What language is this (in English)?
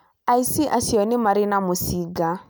Kikuyu